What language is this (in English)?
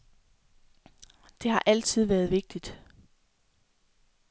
Danish